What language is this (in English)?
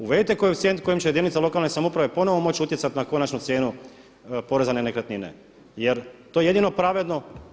Croatian